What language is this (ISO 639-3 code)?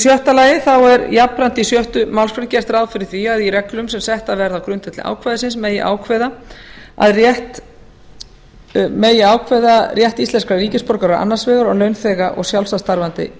isl